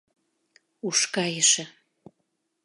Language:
Mari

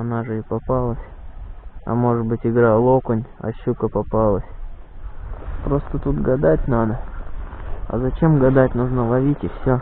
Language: Russian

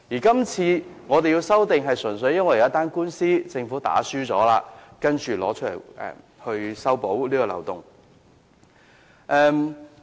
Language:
Cantonese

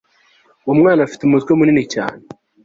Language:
Kinyarwanda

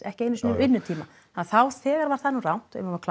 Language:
Icelandic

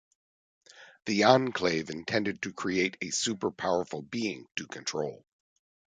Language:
English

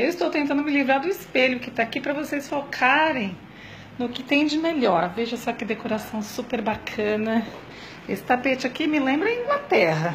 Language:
Portuguese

